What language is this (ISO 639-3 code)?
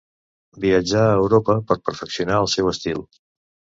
cat